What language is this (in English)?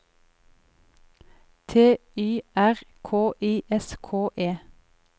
Norwegian